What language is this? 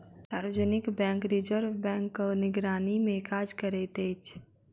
Maithili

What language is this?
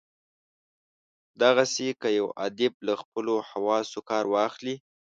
Pashto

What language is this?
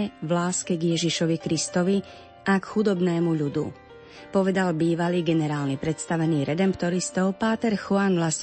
Slovak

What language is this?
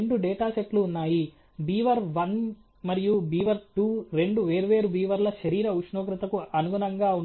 Telugu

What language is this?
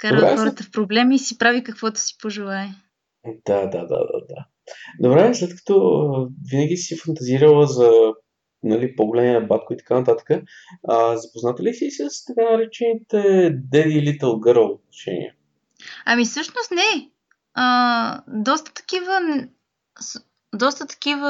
Bulgarian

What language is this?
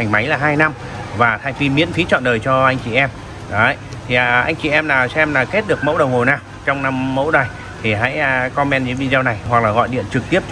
Vietnamese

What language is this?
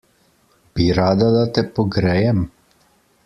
Slovenian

